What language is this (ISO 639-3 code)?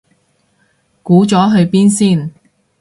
yue